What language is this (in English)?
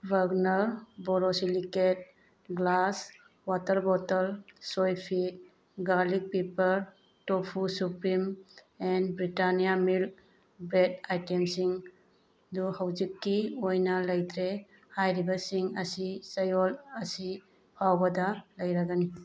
Manipuri